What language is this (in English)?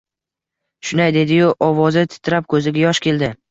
Uzbek